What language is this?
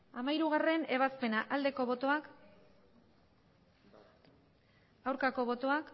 Basque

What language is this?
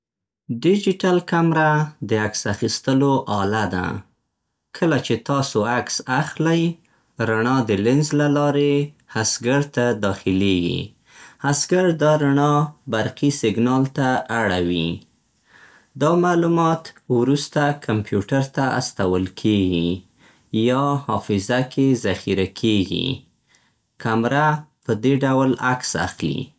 Central Pashto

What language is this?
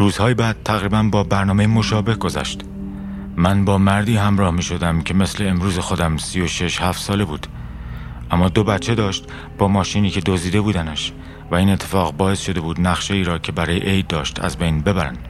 Persian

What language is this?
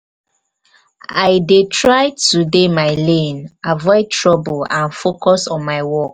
Nigerian Pidgin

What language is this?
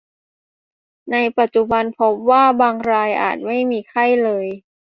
Thai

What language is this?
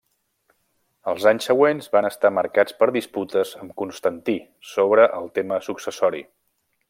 Catalan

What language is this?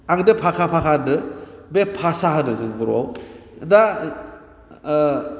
Bodo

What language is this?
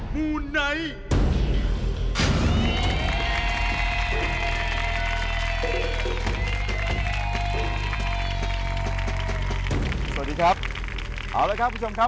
Thai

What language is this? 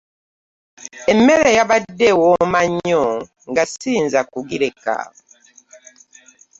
Ganda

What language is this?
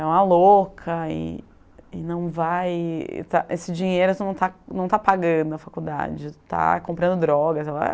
Portuguese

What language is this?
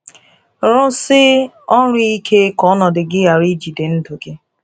Igbo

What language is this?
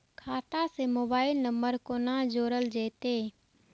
Maithili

